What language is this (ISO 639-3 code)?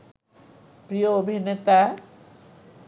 ben